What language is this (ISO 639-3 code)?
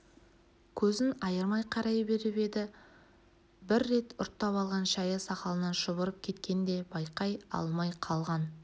kaz